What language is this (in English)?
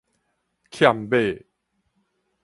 Min Nan Chinese